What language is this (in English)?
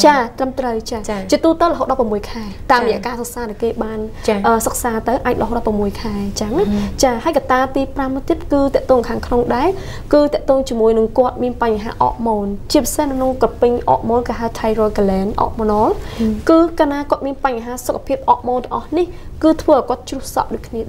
Vietnamese